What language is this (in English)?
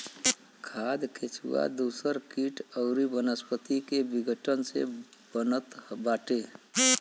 Bhojpuri